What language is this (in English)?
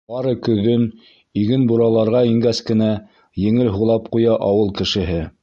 Bashkir